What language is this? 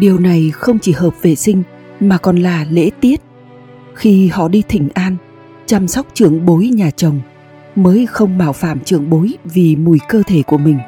Vietnamese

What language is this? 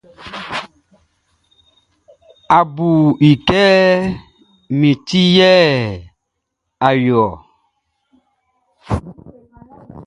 Baoulé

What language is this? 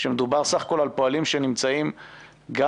Hebrew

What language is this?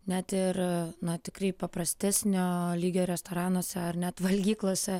Lithuanian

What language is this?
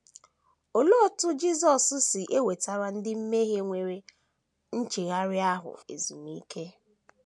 Igbo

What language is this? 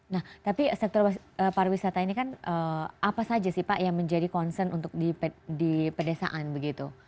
Indonesian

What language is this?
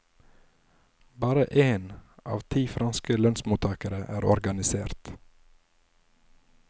Norwegian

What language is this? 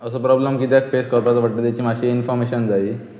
Konkani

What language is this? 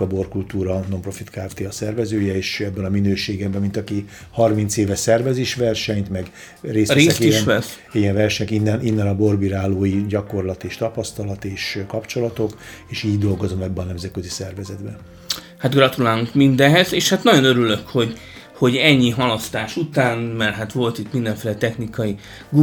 Hungarian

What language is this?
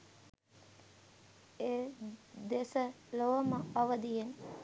Sinhala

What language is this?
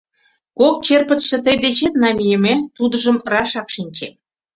Mari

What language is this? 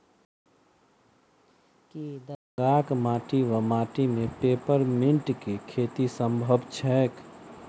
Maithili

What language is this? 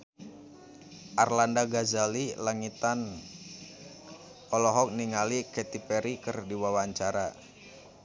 Sundanese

